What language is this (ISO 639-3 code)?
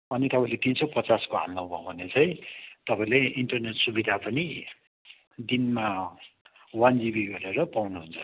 nep